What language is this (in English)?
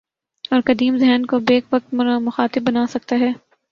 Urdu